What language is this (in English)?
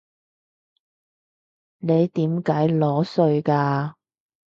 Cantonese